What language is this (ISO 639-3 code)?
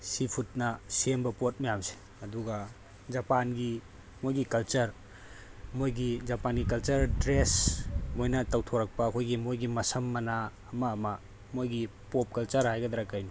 mni